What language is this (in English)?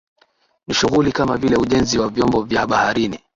Swahili